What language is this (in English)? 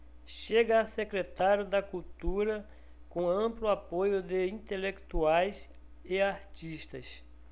Portuguese